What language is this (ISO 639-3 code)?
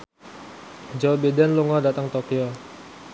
jav